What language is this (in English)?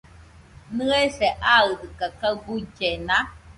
Nüpode Huitoto